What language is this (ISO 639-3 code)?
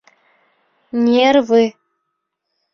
bak